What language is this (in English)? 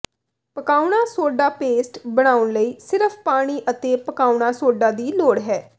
Punjabi